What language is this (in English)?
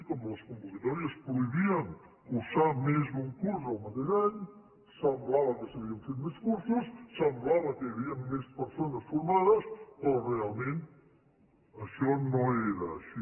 Catalan